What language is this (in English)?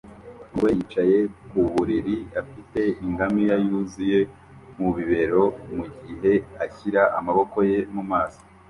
Kinyarwanda